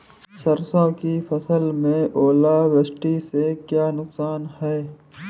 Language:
Hindi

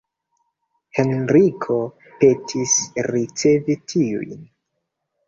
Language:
Esperanto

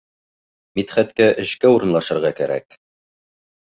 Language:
Bashkir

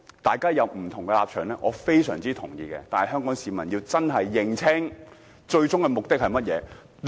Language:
Cantonese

